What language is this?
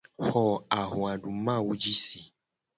Gen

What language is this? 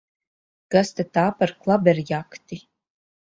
Latvian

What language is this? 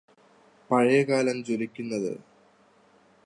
Malayalam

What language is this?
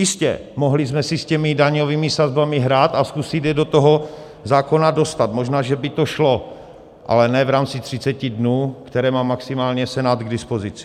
Czech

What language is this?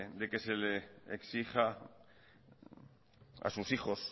Spanish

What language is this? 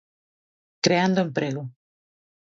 Galician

